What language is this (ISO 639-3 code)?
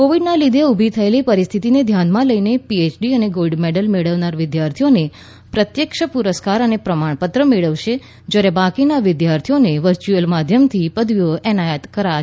guj